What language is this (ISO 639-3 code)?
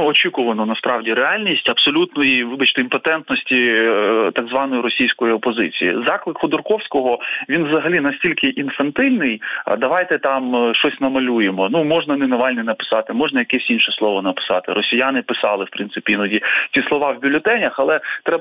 ukr